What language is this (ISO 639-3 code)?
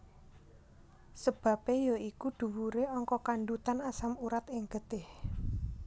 jav